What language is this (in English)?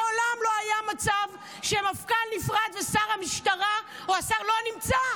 Hebrew